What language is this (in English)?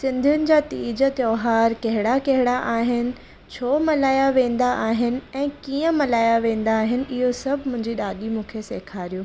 Sindhi